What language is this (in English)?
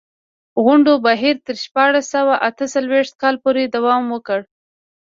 Pashto